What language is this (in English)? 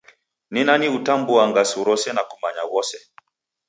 Taita